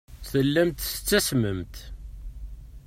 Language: Kabyle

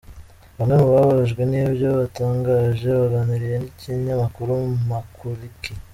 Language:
Kinyarwanda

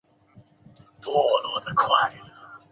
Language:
Chinese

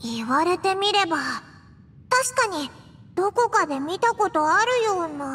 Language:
Japanese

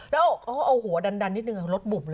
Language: Thai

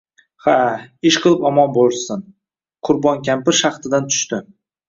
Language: Uzbek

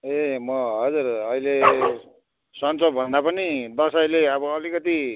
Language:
Nepali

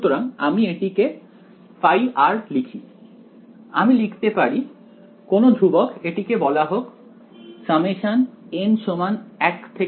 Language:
Bangla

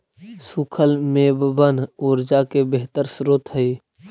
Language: Magahi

